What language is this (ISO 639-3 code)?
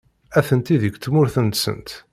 kab